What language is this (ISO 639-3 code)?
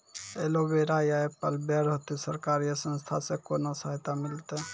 mai